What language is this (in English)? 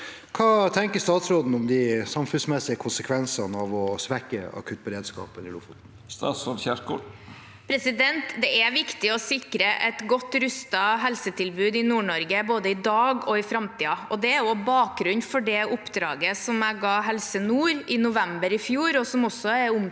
Norwegian